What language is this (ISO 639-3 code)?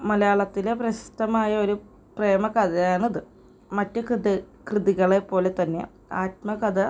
mal